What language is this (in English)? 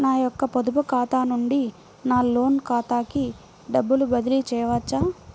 Telugu